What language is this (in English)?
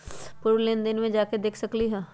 Magahi